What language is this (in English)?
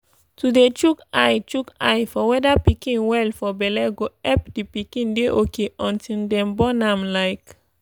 Nigerian Pidgin